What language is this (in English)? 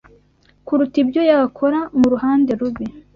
Kinyarwanda